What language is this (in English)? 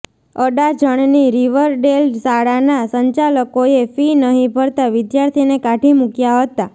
Gujarati